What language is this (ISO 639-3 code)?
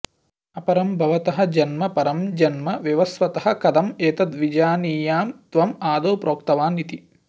san